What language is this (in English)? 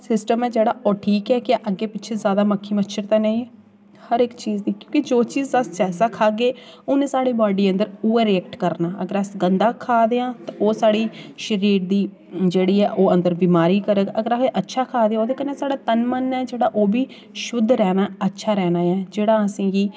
Dogri